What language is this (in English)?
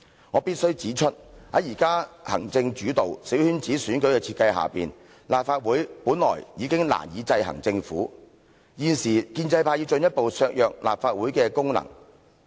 Cantonese